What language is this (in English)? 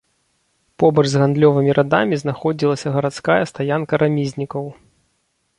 Belarusian